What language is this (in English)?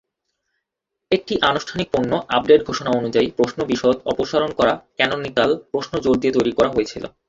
Bangla